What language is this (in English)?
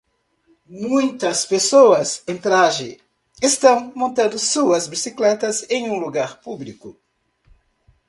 Portuguese